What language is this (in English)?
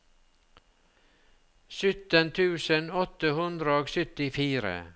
Norwegian